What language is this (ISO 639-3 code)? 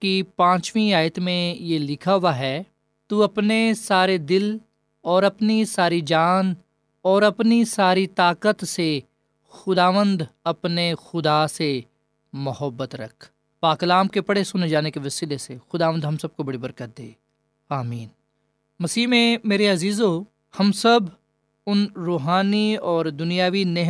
urd